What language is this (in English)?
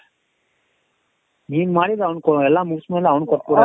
Kannada